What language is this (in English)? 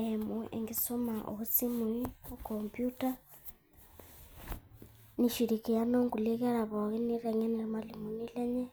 Masai